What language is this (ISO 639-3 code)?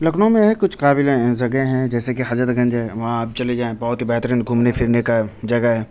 urd